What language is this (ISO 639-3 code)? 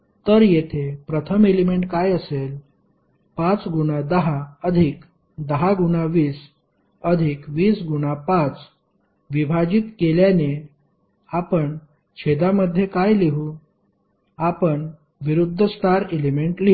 mar